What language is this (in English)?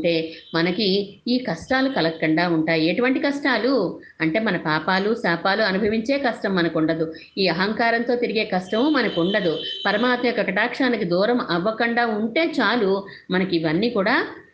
Telugu